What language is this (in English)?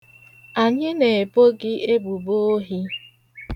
Igbo